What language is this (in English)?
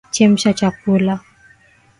Swahili